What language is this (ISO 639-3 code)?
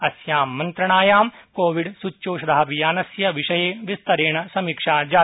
san